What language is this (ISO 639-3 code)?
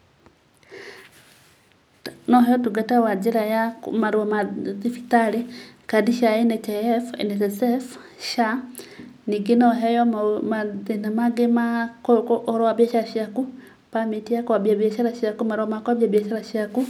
kik